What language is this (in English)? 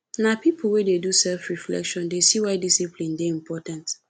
Nigerian Pidgin